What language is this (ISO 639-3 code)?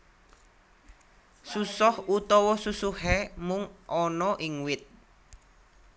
jav